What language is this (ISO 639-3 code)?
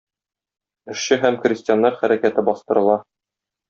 tat